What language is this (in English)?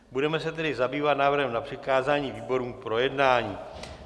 Czech